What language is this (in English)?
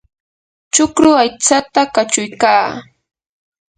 Yanahuanca Pasco Quechua